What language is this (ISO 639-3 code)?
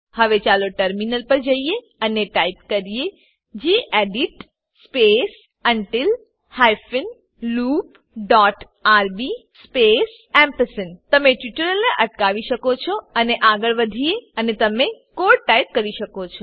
guj